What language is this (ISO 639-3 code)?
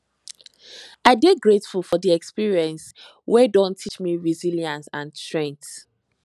pcm